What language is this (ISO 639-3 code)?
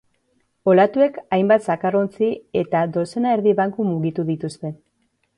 eus